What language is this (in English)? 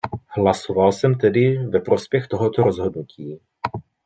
Czech